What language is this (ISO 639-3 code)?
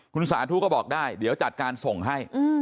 tha